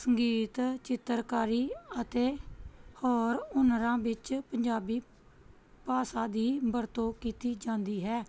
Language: Punjabi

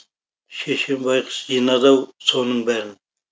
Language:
Kazakh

